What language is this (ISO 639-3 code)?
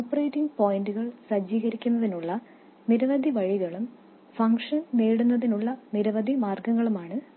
mal